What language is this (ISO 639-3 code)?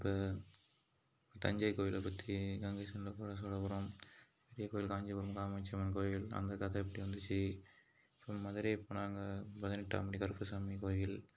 tam